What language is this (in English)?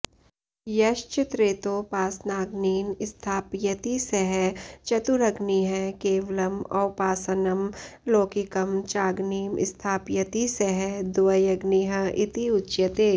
Sanskrit